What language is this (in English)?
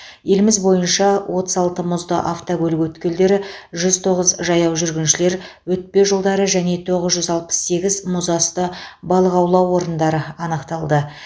Kazakh